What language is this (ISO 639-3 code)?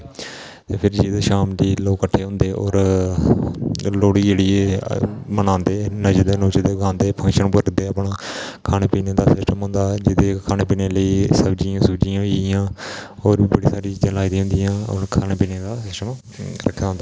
doi